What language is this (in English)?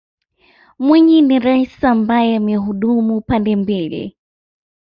Swahili